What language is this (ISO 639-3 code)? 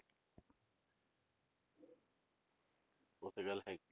pan